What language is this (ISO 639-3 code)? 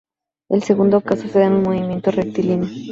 spa